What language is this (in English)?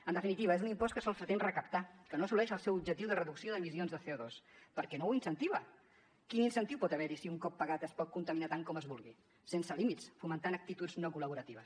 Catalan